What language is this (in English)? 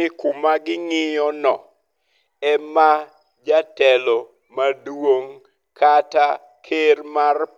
Luo (Kenya and Tanzania)